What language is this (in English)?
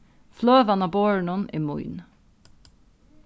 Faroese